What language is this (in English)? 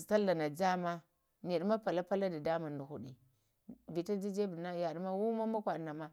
Lamang